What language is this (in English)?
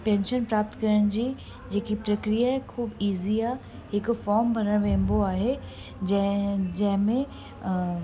Sindhi